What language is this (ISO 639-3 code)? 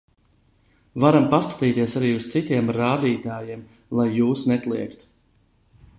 lav